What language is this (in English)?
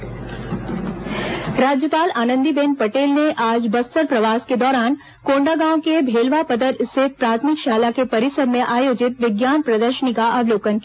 Hindi